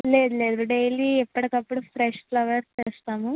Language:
Telugu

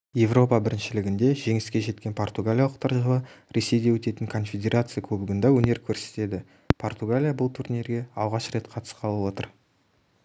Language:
Kazakh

